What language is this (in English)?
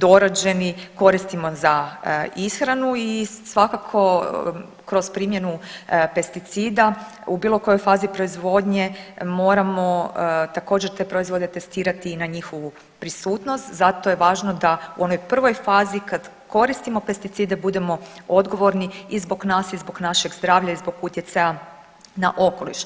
Croatian